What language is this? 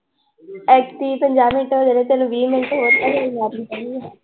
Punjabi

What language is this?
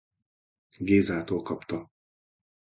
Hungarian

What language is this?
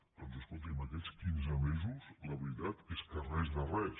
Catalan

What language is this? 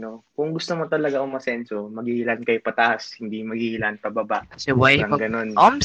Filipino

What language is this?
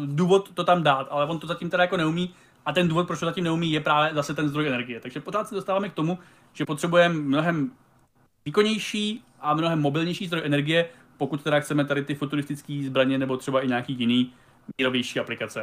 Czech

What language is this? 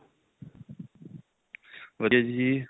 Punjabi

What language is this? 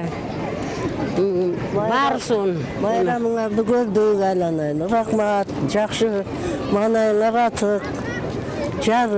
Turkish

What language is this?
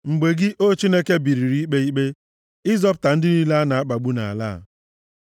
Igbo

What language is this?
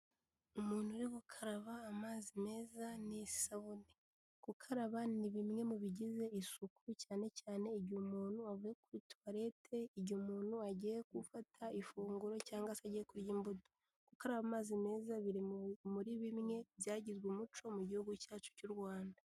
Kinyarwanda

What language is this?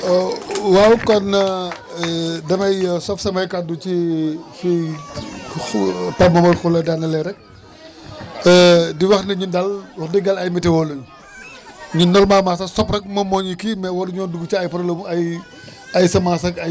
Wolof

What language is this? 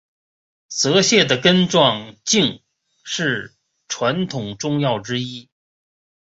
Chinese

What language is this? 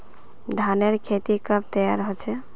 Magahi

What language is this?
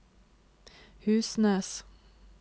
Norwegian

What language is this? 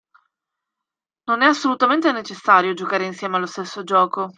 Italian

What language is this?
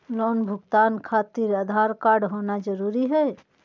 Magahi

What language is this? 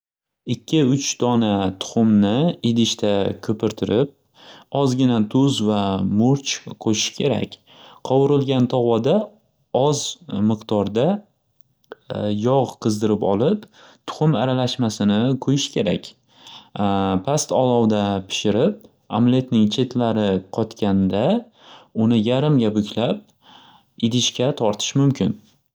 Uzbek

